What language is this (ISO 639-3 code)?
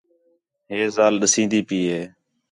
xhe